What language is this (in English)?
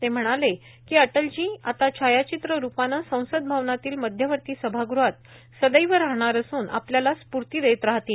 Marathi